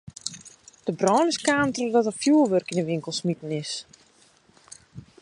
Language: Western Frisian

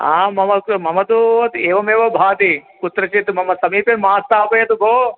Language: Sanskrit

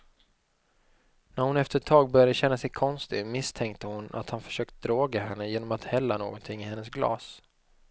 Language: Swedish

